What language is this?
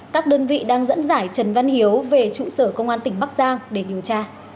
Vietnamese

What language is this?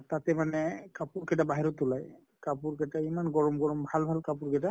Assamese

